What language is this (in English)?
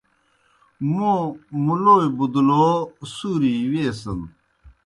Kohistani Shina